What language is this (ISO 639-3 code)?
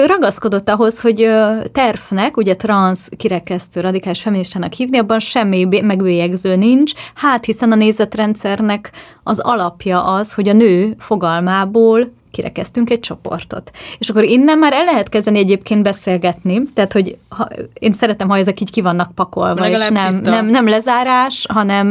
hun